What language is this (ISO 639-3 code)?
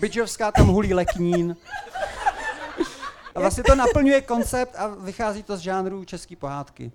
ces